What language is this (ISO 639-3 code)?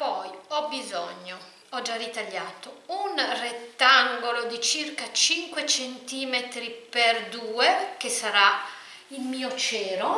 ita